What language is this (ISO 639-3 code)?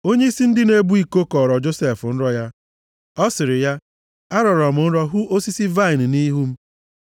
ibo